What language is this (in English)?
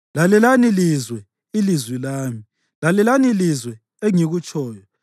North Ndebele